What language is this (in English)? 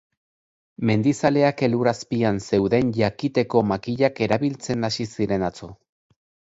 Basque